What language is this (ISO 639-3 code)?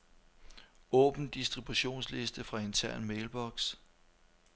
dan